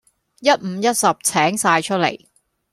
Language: Cantonese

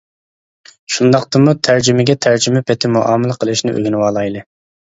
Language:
Uyghur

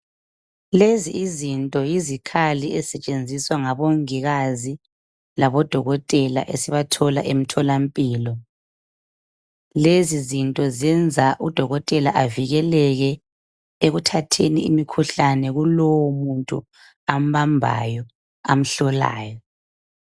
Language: North Ndebele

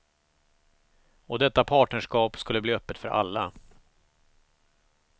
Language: Swedish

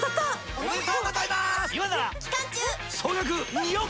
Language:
Japanese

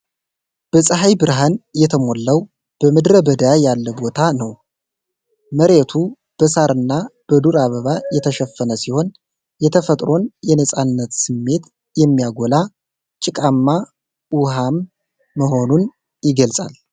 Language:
Amharic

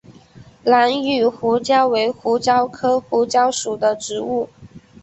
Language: Chinese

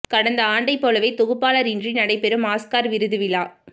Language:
Tamil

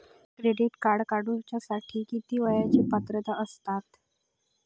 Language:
Marathi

